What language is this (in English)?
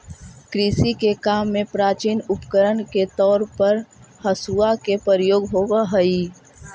Magahi